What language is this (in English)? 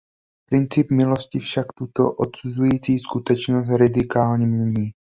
Czech